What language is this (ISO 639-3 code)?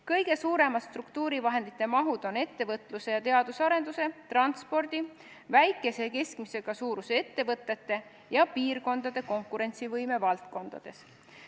est